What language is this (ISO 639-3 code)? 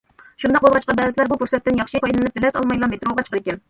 uig